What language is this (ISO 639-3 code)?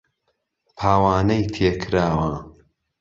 ckb